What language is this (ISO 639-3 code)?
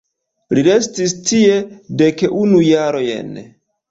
epo